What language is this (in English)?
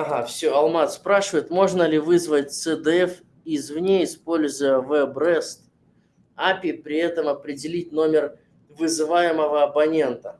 Russian